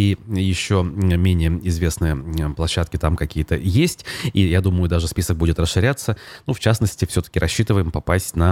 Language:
Russian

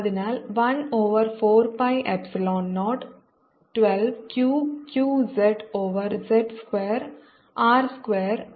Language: Malayalam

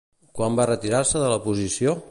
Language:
Catalan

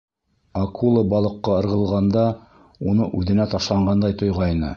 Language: Bashkir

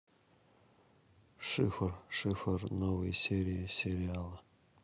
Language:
Russian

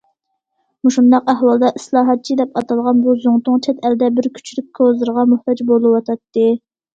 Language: Uyghur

